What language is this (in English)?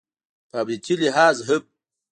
Pashto